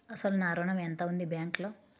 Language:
Telugu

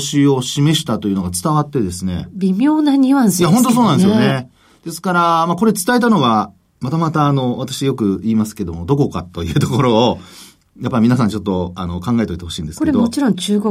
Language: Japanese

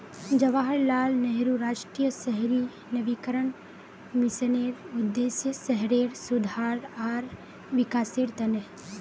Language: Magahi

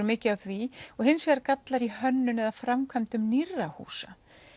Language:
Icelandic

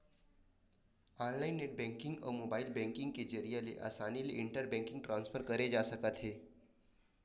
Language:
Chhattisgarhi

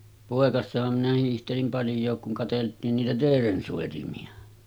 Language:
Finnish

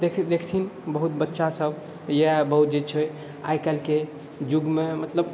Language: Maithili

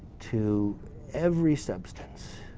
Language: English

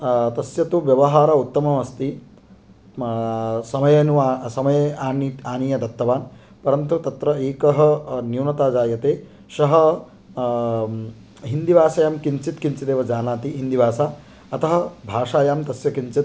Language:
Sanskrit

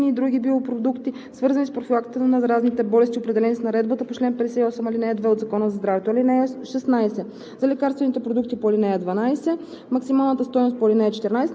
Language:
Bulgarian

